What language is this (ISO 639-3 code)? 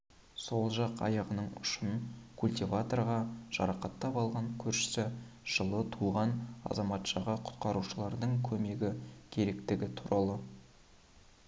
kaz